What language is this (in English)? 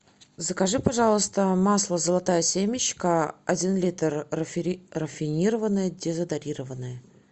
Russian